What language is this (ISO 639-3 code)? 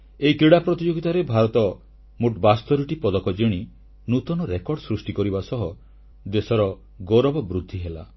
ori